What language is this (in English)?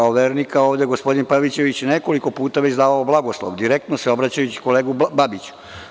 Serbian